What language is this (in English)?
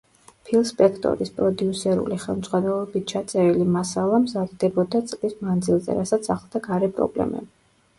Georgian